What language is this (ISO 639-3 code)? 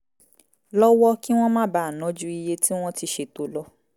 yor